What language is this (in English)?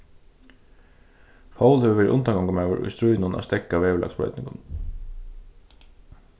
Faroese